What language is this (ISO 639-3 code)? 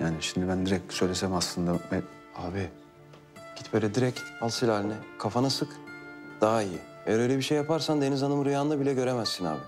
tur